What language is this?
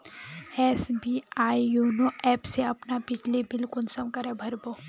Magahi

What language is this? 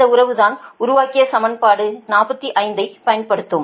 Tamil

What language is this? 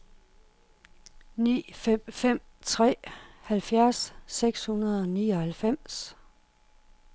Danish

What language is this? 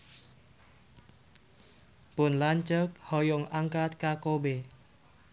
Sundanese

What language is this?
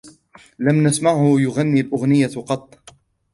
Arabic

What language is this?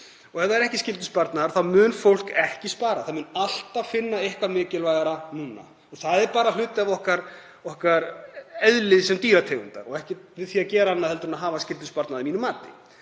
Icelandic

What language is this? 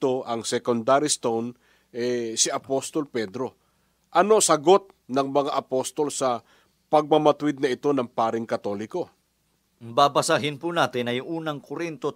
Filipino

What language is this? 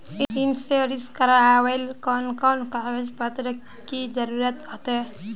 Magahi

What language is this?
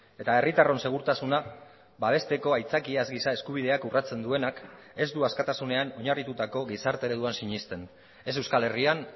Basque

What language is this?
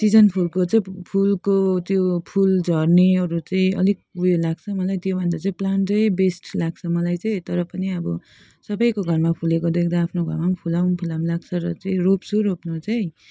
Nepali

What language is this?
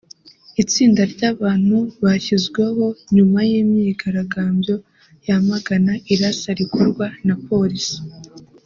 Kinyarwanda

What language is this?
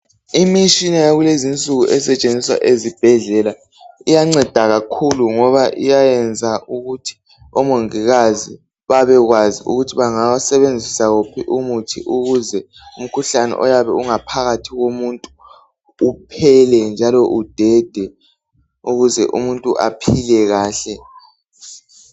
North Ndebele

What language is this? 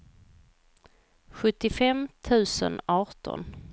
Swedish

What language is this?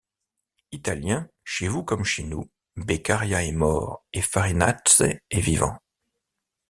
French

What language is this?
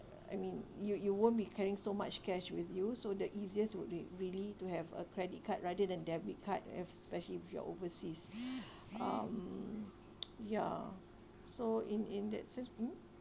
English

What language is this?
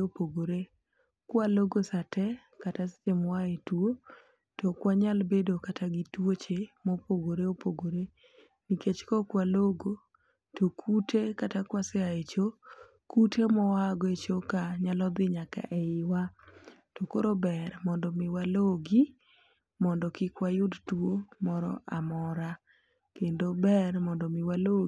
Luo (Kenya and Tanzania)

